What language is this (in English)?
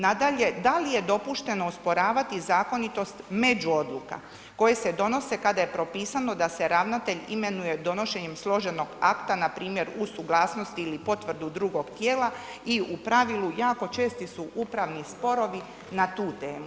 Croatian